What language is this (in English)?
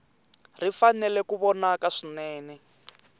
Tsonga